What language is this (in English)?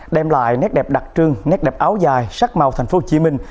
Vietnamese